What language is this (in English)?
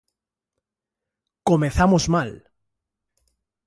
Galician